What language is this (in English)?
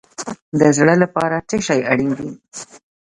Pashto